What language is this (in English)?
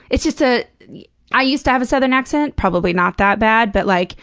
English